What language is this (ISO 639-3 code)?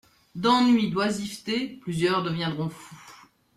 fra